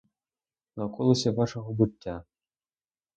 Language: Ukrainian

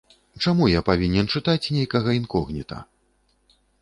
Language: Belarusian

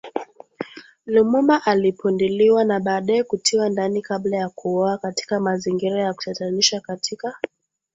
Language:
Swahili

